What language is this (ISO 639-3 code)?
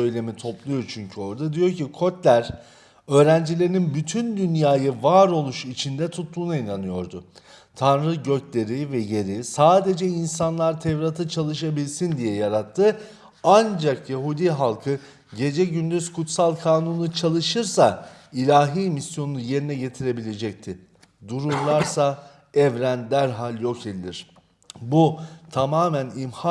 tur